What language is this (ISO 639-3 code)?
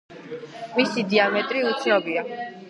kat